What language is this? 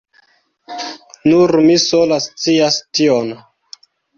Esperanto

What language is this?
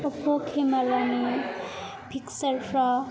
Bodo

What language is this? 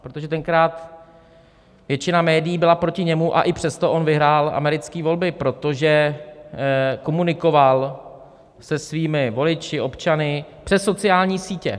Czech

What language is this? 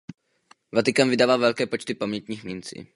Czech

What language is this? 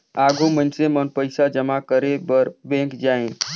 Chhattisgarhi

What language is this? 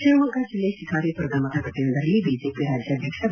Kannada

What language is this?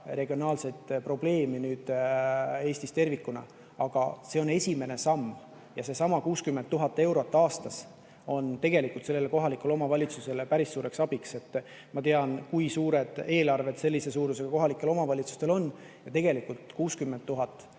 Estonian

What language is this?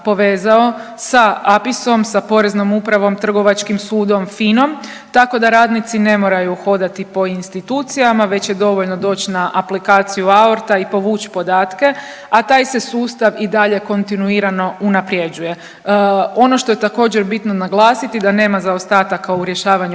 Croatian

